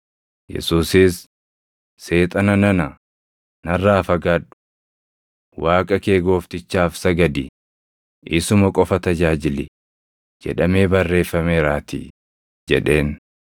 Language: Oromo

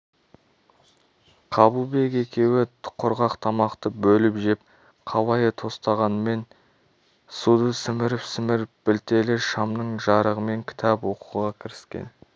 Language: Kazakh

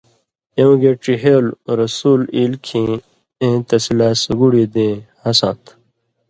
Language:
Indus Kohistani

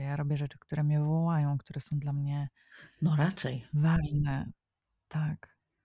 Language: Polish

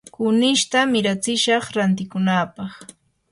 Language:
Yanahuanca Pasco Quechua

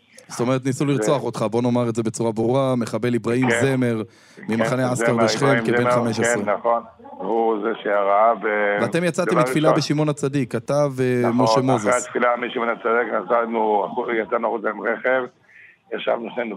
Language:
Hebrew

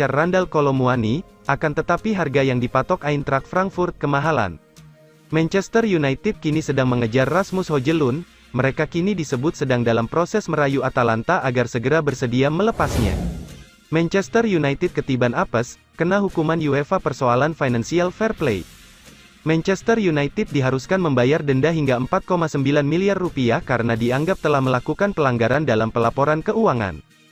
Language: Indonesian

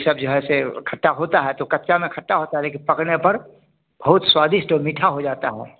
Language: Hindi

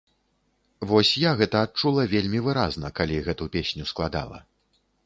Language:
Belarusian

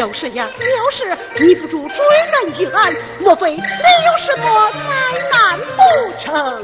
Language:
Chinese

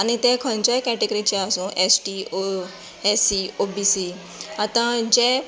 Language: Konkani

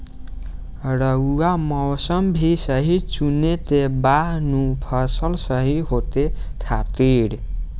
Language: Bhojpuri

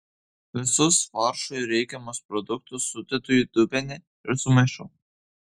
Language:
Lithuanian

